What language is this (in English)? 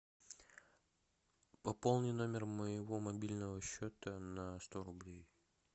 Russian